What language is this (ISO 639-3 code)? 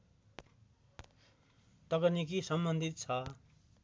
nep